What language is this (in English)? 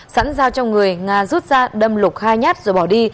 Vietnamese